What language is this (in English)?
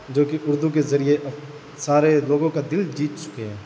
Urdu